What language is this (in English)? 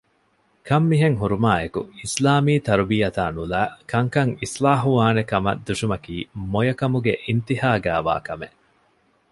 Divehi